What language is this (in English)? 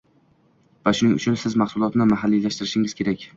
Uzbek